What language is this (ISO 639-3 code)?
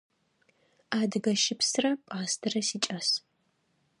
ady